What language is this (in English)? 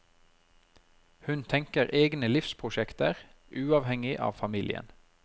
Norwegian